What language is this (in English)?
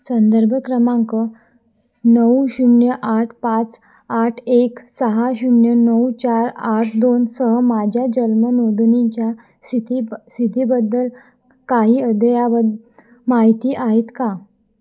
Marathi